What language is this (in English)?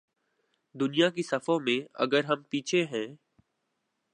Urdu